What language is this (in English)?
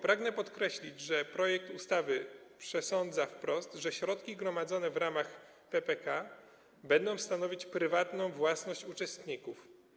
Polish